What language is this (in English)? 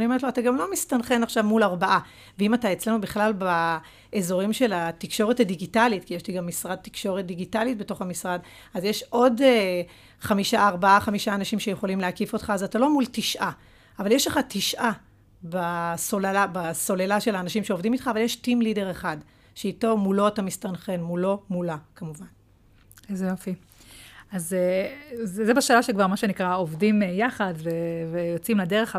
Hebrew